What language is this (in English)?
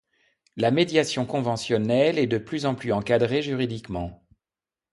French